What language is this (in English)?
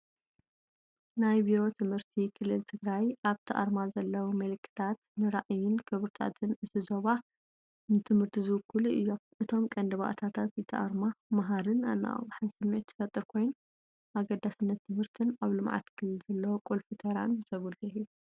Tigrinya